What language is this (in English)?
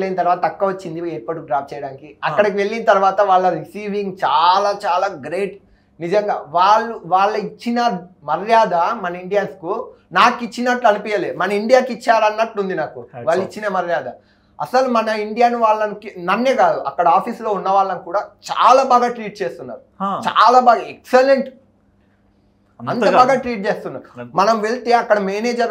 Telugu